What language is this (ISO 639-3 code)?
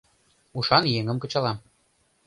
chm